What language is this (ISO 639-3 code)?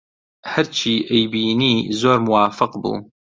ckb